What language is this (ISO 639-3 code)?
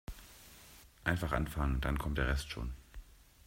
deu